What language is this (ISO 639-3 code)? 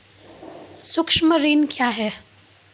mai